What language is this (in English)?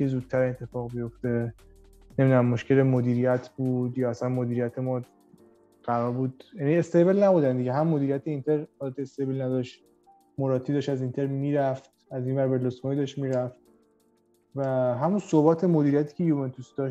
Persian